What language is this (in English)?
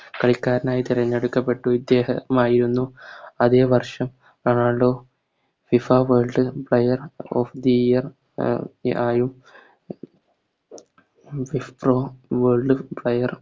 Malayalam